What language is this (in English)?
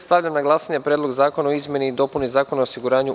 Serbian